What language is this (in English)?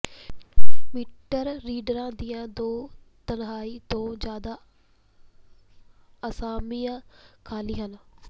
Punjabi